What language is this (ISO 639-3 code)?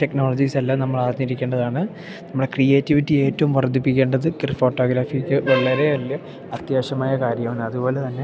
mal